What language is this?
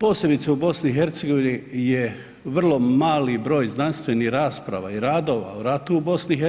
Croatian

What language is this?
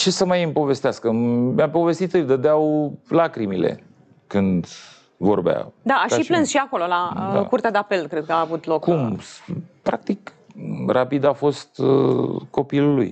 Romanian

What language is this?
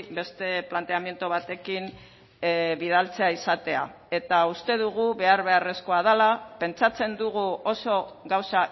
Basque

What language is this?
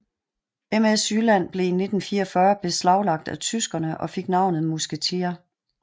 Danish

